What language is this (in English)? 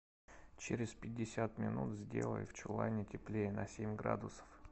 Russian